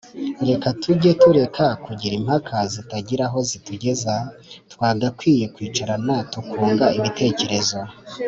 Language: Kinyarwanda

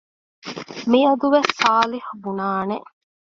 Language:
Divehi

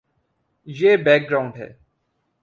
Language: Urdu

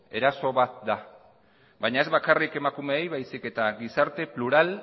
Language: Basque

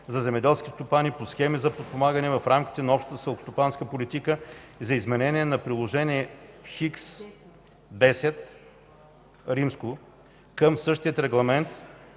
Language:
Bulgarian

